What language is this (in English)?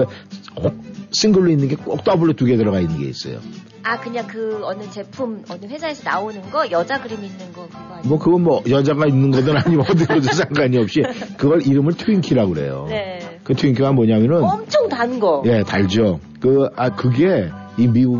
Korean